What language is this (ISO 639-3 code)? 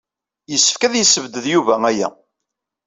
kab